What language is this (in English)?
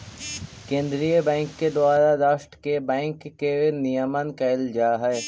Magahi